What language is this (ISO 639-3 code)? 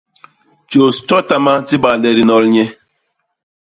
bas